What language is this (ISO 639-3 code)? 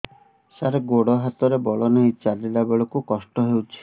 ori